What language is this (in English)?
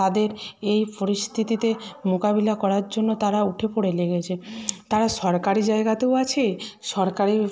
Bangla